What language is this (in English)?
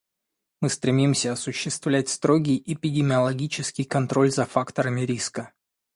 Russian